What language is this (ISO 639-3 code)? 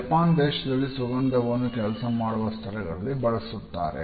kan